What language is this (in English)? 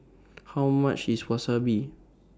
English